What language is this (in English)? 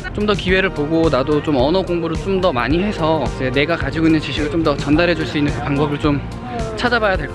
Korean